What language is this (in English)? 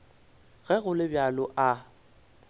Northern Sotho